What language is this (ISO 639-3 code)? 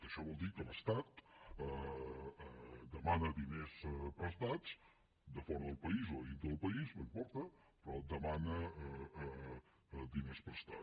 cat